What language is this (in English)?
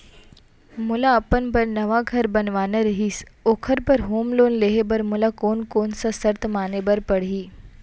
Chhattisgarhi